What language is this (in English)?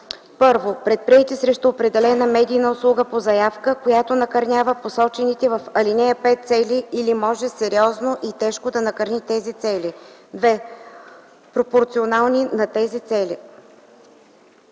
Bulgarian